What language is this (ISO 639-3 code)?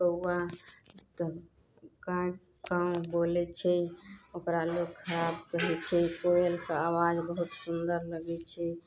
mai